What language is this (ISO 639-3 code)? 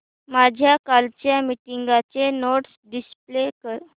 mar